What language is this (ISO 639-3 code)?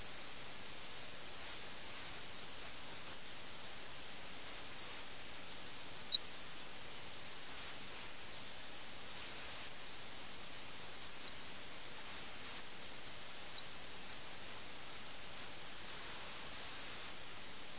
mal